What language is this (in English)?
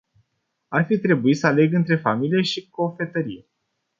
Romanian